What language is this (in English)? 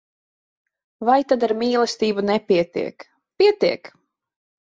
Latvian